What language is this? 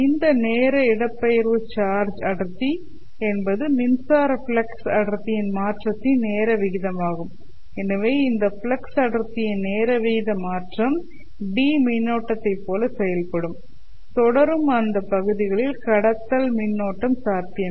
Tamil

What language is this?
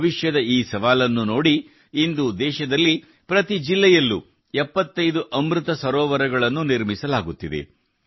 Kannada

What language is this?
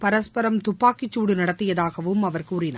Tamil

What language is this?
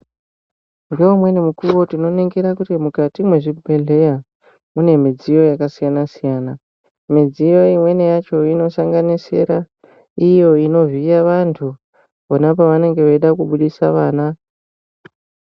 Ndau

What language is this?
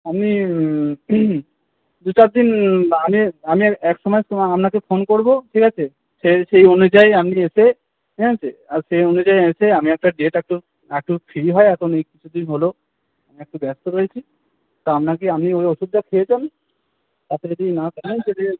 Bangla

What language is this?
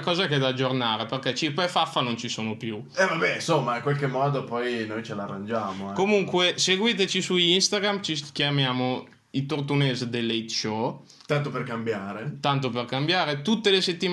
Italian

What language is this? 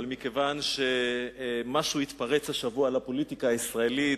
Hebrew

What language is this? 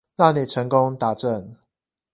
Chinese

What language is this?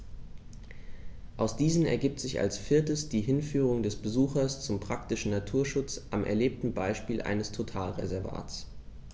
German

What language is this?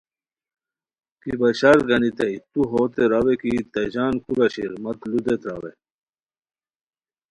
Khowar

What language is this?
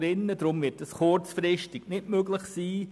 Swiss German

